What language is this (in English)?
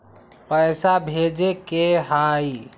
Magahi